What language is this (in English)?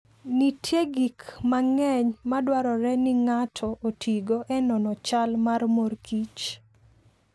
Luo (Kenya and Tanzania)